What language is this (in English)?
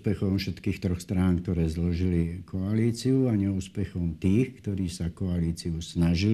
Slovak